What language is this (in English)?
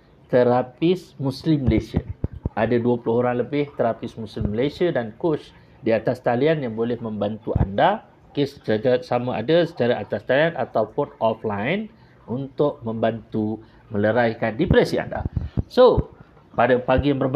Malay